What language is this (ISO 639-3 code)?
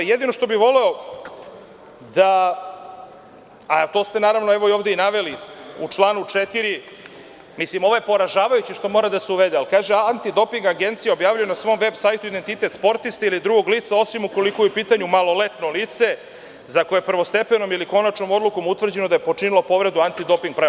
srp